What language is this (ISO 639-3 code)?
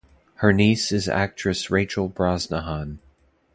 eng